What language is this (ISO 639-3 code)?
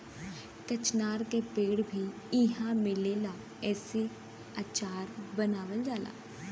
bho